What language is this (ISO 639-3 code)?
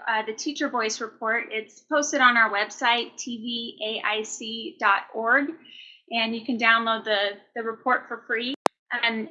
eng